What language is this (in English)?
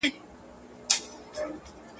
Pashto